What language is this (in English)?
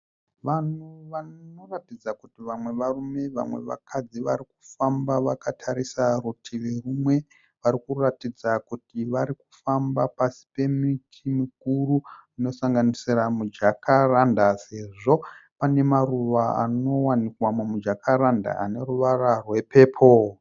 Shona